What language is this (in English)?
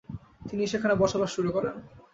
Bangla